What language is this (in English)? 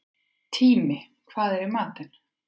Icelandic